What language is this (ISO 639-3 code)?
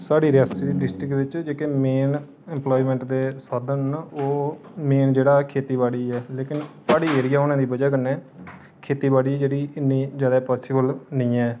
doi